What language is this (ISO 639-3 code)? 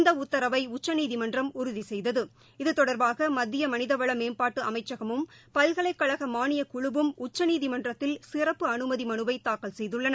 tam